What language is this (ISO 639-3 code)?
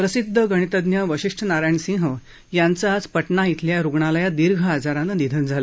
mar